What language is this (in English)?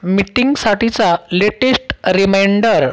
Marathi